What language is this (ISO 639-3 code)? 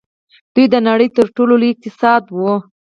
pus